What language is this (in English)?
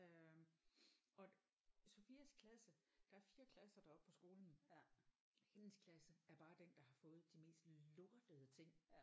Danish